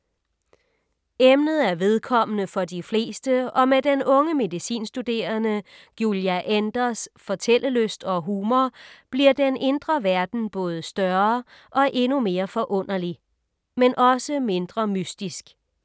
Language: Danish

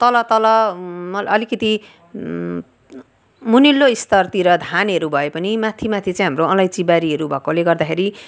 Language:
Nepali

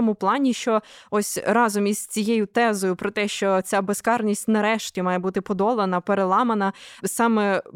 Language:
Ukrainian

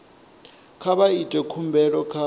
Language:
Venda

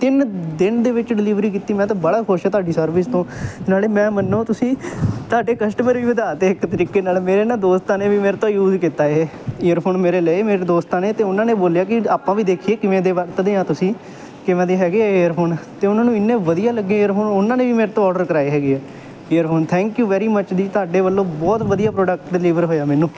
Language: Punjabi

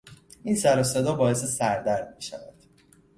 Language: Persian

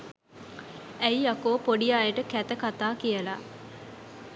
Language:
Sinhala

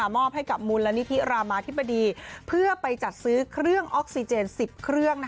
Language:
Thai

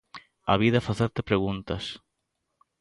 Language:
Galician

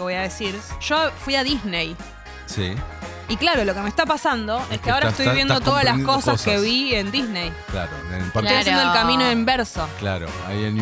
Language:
Spanish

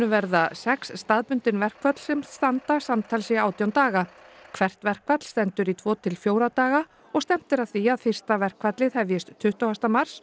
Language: Icelandic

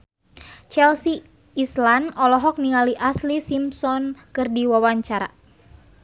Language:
Sundanese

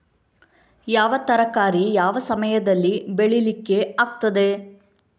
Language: Kannada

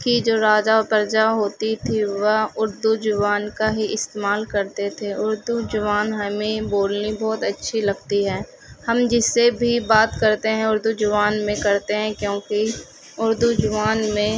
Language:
Urdu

